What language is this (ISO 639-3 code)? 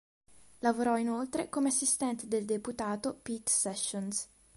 ita